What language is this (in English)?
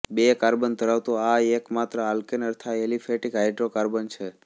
Gujarati